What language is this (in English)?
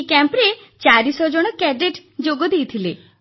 Odia